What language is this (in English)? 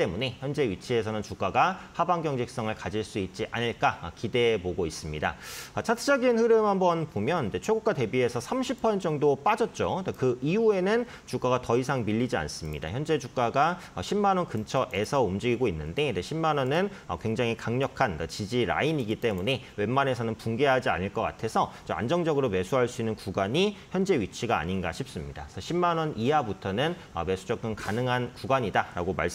Korean